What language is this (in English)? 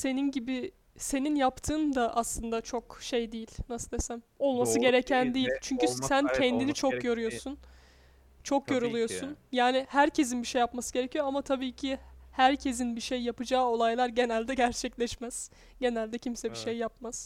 Turkish